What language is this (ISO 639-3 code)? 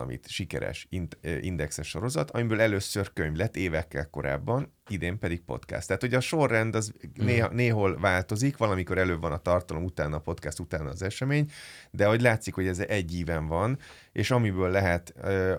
hun